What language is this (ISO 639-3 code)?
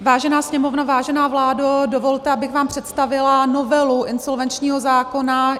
ces